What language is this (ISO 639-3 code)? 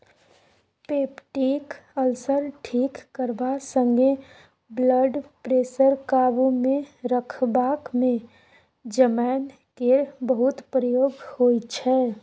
mai